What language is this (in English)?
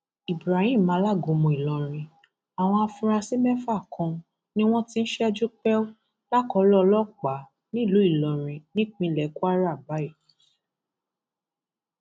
Yoruba